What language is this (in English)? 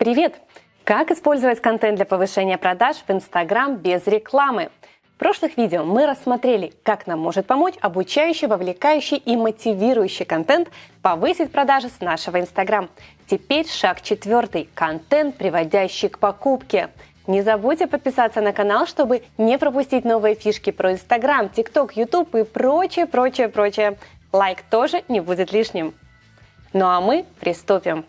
Russian